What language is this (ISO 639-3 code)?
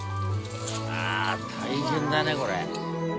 jpn